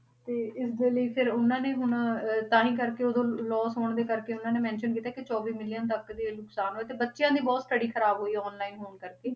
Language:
Punjabi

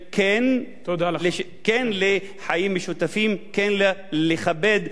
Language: Hebrew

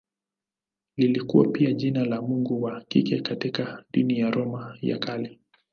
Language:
Swahili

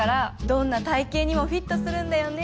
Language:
Japanese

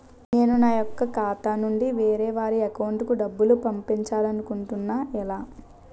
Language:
Telugu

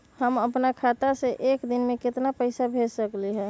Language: Magahi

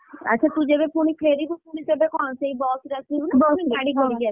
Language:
Odia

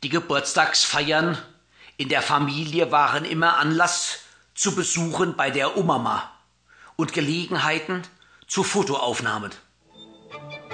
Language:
German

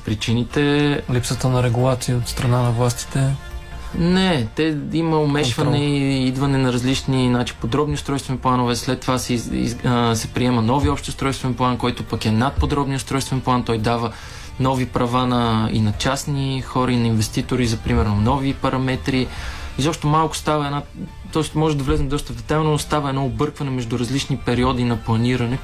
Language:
Bulgarian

